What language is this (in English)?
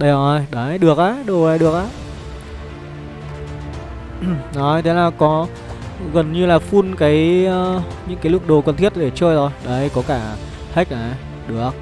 Vietnamese